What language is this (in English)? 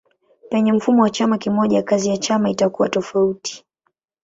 Swahili